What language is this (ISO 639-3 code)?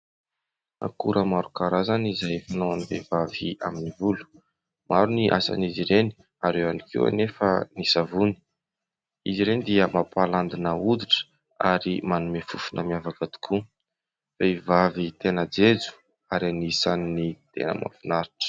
mlg